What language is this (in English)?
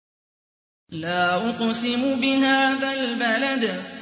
Arabic